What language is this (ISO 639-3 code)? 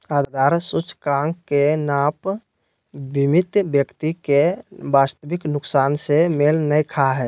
mag